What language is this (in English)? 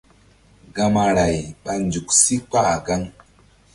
Mbum